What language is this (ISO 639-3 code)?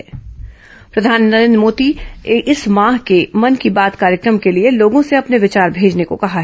hin